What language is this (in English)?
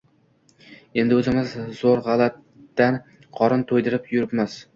Uzbek